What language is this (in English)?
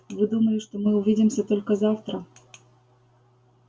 Russian